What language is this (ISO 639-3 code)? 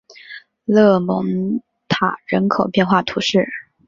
zho